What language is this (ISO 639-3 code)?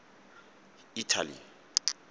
tsn